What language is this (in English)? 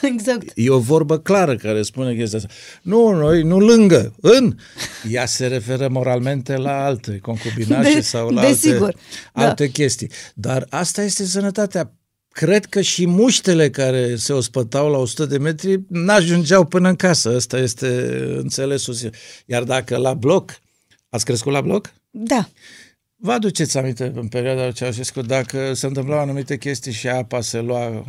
Romanian